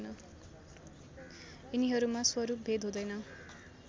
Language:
Nepali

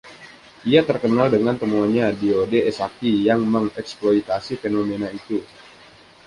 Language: Indonesian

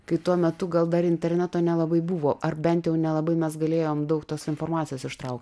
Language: Lithuanian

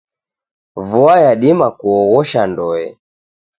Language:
Taita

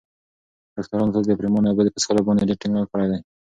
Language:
Pashto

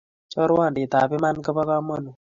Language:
Kalenjin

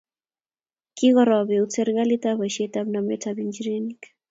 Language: Kalenjin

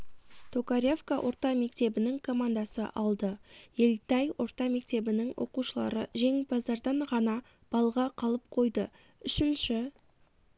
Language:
Kazakh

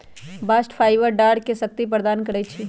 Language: Magahi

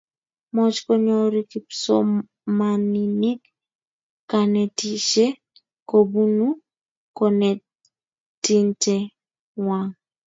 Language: Kalenjin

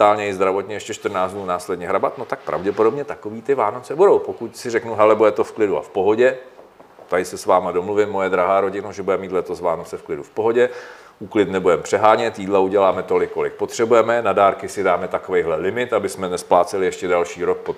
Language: Czech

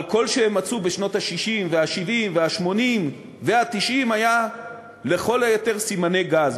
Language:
Hebrew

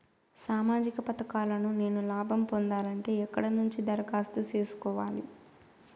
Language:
Telugu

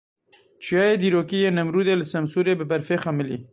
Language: Kurdish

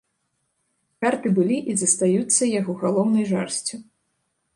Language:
Belarusian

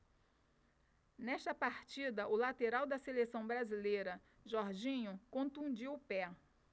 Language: Portuguese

